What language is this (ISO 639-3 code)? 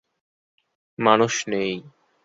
ben